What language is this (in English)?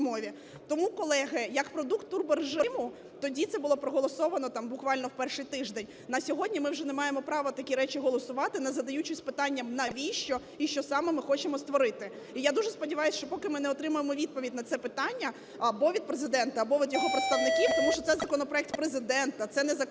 Ukrainian